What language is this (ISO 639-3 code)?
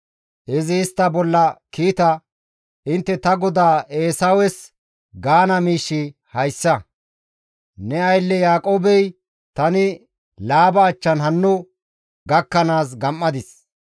gmv